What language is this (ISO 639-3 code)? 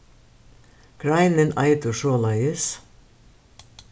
fao